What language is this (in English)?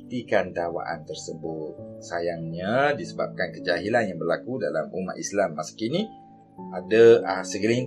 Malay